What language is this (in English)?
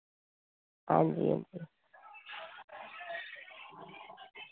Dogri